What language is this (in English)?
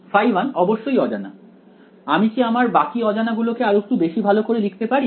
Bangla